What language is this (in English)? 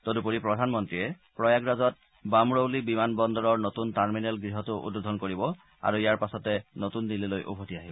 Assamese